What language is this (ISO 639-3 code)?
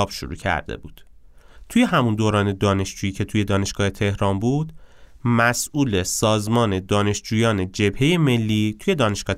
fas